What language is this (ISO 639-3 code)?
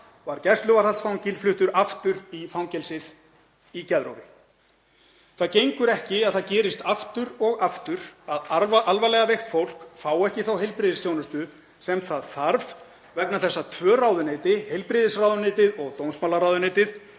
isl